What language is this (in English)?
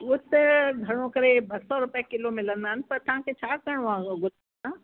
Sindhi